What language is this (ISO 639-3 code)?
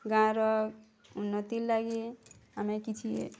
ori